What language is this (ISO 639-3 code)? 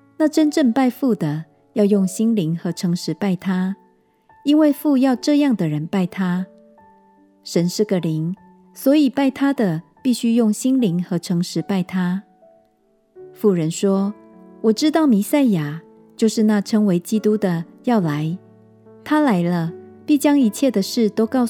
zho